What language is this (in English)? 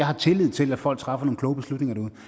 Danish